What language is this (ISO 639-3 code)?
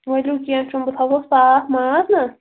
kas